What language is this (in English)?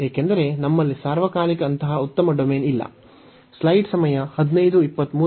Kannada